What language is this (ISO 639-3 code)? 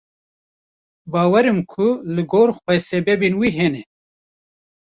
kur